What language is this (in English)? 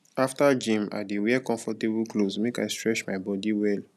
Nigerian Pidgin